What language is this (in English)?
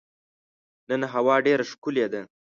Pashto